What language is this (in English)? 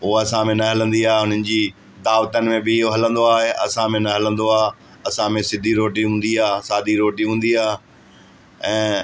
Sindhi